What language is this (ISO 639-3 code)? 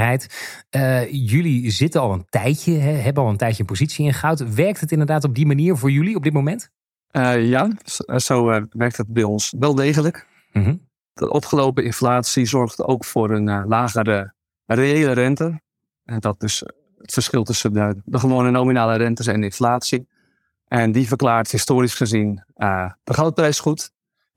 nld